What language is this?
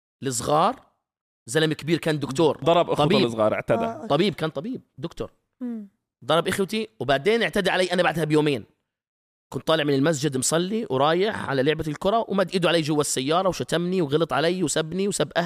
Arabic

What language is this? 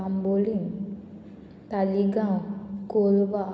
Konkani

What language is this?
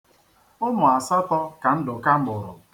Igbo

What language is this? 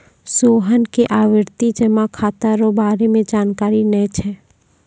Maithili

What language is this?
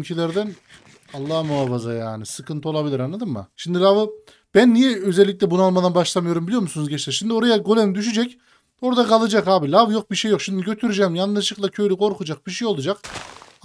Turkish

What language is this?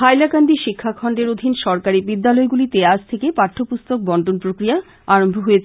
Bangla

